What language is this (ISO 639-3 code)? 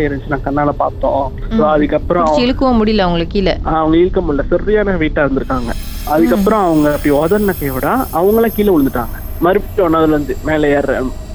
tam